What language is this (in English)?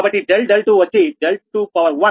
Telugu